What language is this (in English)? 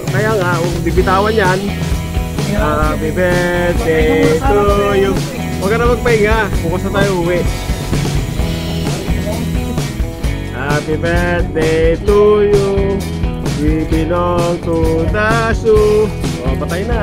Indonesian